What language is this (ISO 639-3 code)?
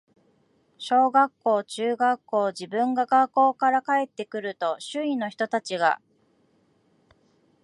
jpn